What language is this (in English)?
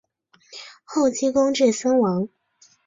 Chinese